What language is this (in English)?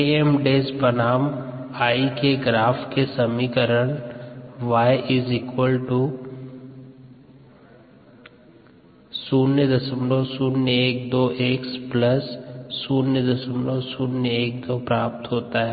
Hindi